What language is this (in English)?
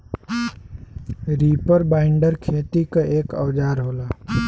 Bhojpuri